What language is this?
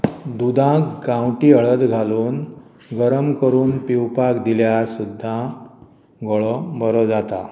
Konkani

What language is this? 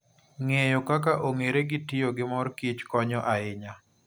Luo (Kenya and Tanzania)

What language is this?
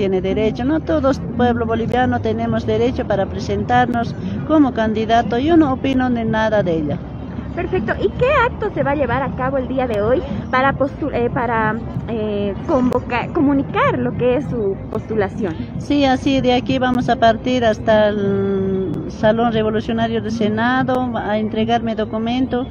Spanish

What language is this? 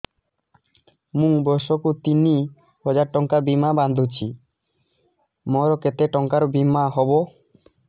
Odia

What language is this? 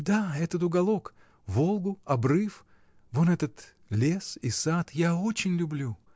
Russian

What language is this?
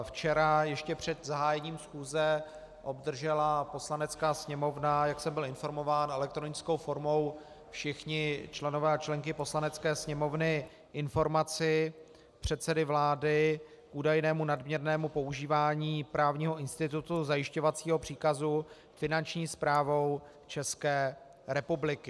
Czech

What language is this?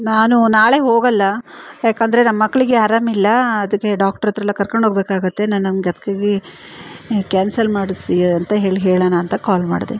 Kannada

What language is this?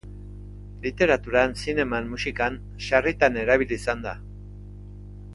Basque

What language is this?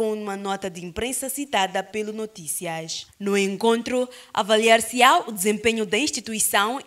Portuguese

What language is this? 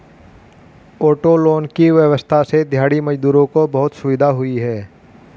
Hindi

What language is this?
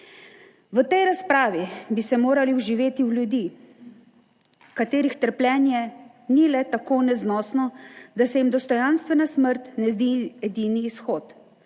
Slovenian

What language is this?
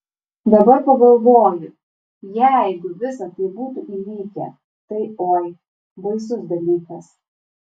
Lithuanian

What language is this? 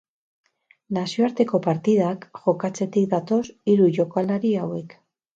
Basque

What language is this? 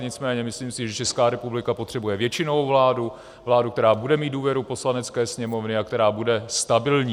Czech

